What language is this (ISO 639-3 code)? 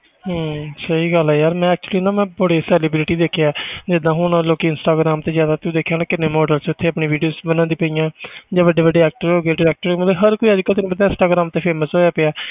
pan